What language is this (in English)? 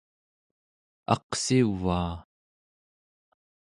Central Yupik